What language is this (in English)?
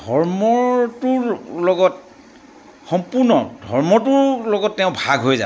Assamese